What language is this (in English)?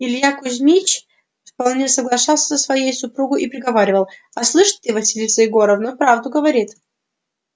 Russian